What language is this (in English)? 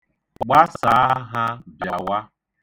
Igbo